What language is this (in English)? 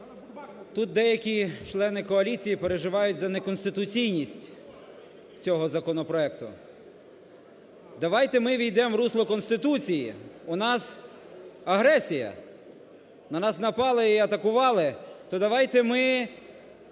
Ukrainian